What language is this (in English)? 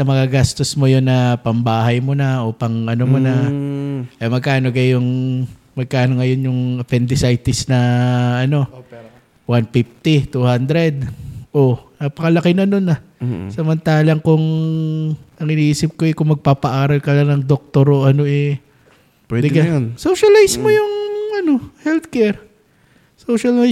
Filipino